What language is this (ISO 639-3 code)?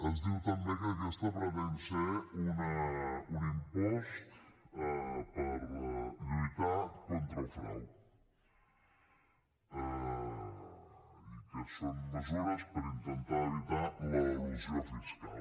cat